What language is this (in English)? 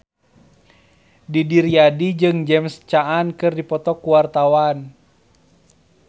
Sundanese